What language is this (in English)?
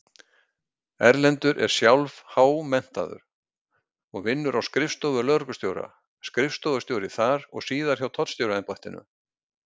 Icelandic